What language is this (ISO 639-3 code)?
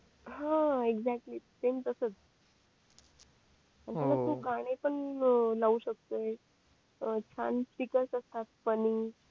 mar